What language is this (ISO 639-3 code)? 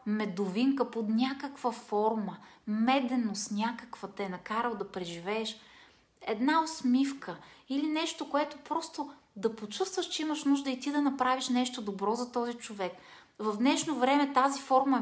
bul